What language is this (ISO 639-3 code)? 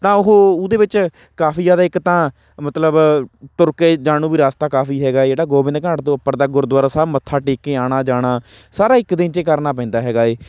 pan